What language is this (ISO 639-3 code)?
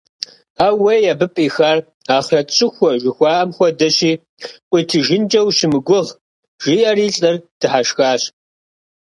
kbd